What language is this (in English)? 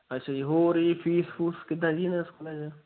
Punjabi